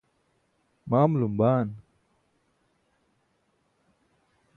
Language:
Burushaski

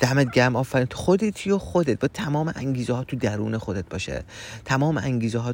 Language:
Persian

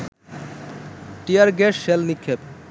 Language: Bangla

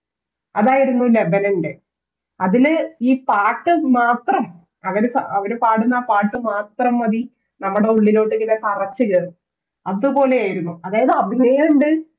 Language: Malayalam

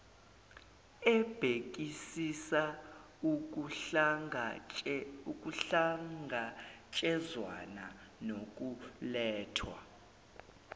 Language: Zulu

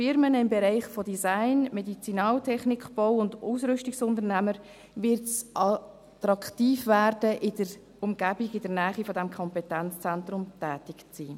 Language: Swiss German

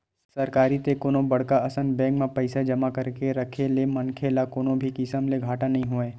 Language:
Chhattisgarhi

